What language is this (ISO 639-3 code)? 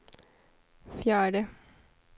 swe